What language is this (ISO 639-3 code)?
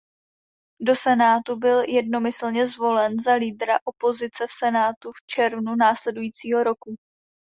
ces